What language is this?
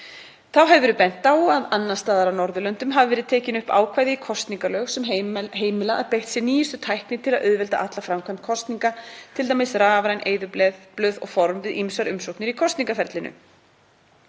Icelandic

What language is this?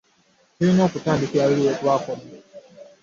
Ganda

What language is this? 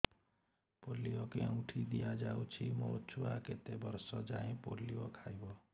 Odia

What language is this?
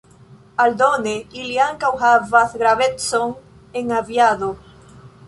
Esperanto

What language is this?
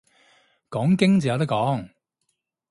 Cantonese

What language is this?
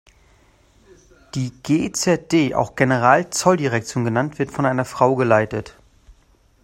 German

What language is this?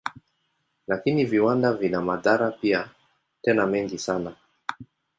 Swahili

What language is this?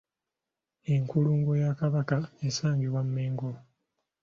Ganda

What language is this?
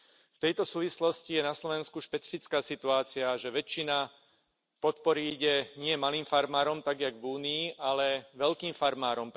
Slovak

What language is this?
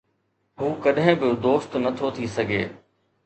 Sindhi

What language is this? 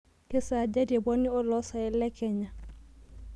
Masai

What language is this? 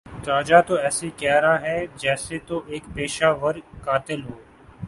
Urdu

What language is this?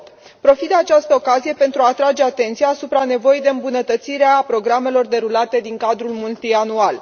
Romanian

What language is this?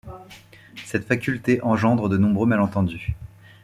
French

